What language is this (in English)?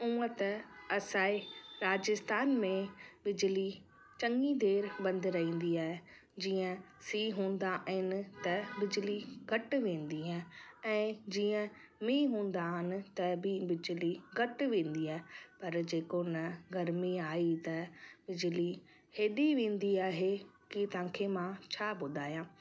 Sindhi